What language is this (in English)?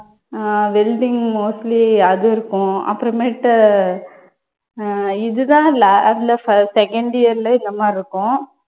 Tamil